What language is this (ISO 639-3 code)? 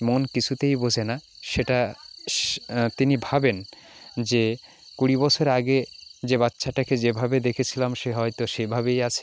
ben